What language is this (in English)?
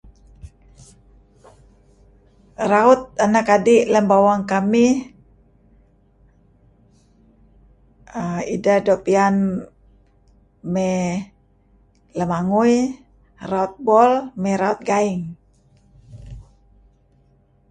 Kelabit